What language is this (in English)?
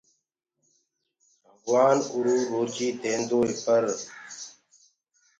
Gurgula